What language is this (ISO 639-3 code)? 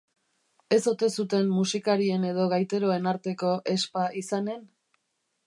eus